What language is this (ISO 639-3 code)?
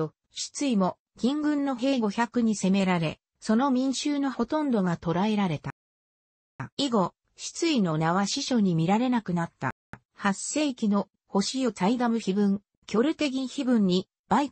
jpn